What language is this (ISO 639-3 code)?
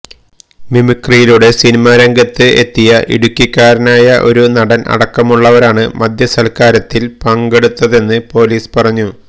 mal